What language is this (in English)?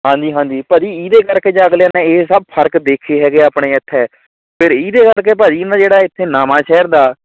Punjabi